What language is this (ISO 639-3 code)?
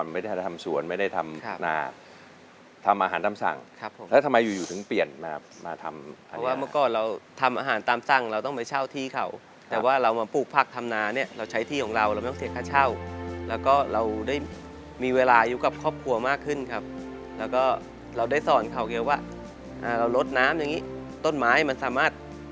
tha